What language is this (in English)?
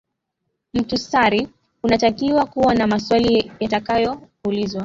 Swahili